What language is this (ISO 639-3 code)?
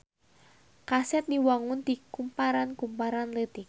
sun